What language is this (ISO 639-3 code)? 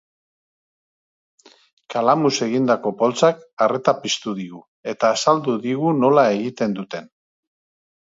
eus